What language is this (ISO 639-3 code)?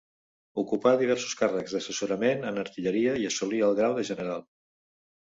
cat